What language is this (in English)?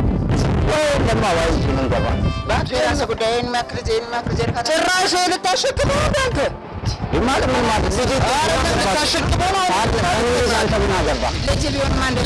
Amharic